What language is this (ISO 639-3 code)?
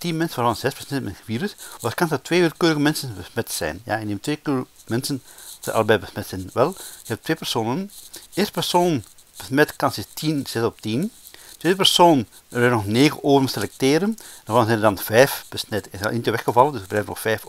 nld